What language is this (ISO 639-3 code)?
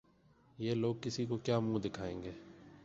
urd